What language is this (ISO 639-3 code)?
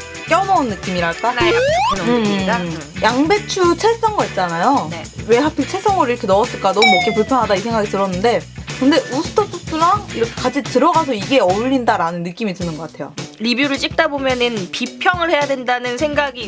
kor